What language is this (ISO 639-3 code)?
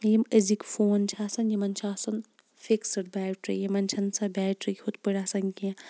kas